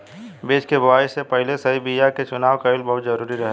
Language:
Bhojpuri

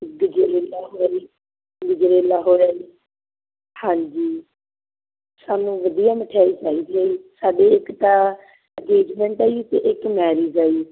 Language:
Punjabi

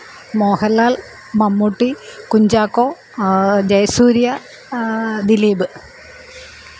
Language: Malayalam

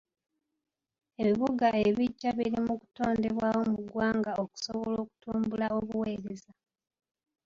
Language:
Ganda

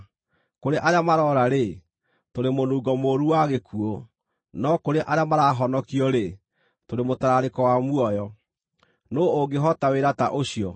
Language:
Kikuyu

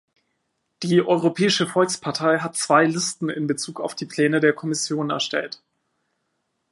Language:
German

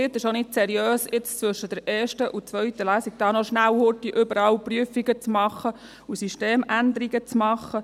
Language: Swiss German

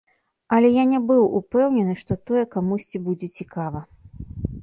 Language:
Belarusian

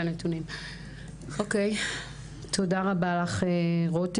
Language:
Hebrew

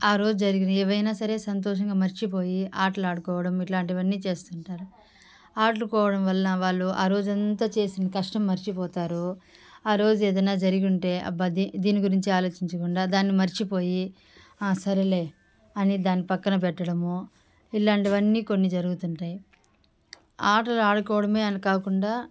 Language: Telugu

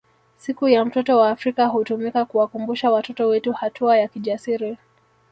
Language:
Swahili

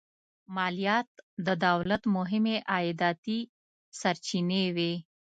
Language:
Pashto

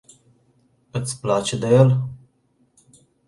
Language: Romanian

